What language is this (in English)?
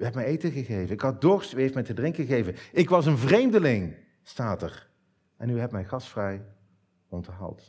Dutch